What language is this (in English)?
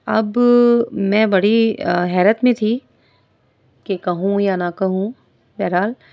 Urdu